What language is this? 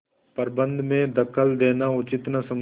Hindi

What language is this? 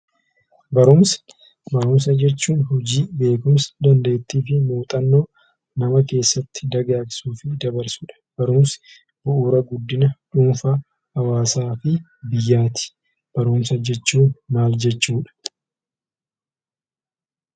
Oromo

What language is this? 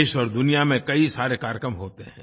Hindi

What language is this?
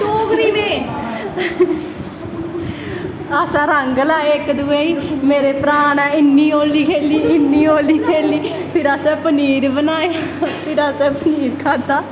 Dogri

